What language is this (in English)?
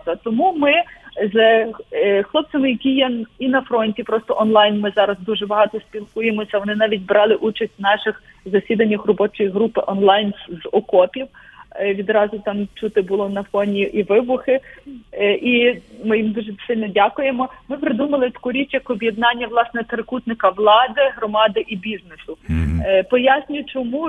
Ukrainian